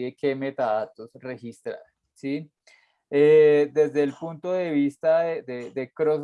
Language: Spanish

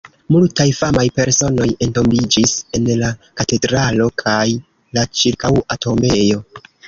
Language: Esperanto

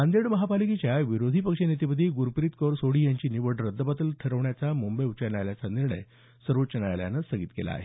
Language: Marathi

